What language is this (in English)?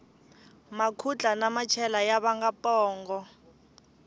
Tsonga